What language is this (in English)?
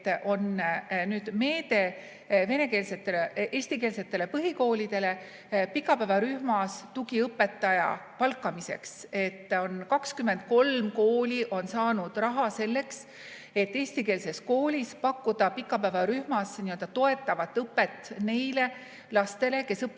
Estonian